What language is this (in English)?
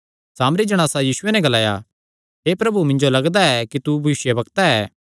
Kangri